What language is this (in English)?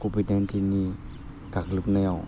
Bodo